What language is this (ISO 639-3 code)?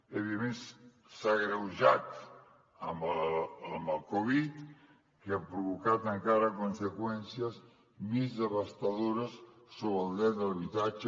cat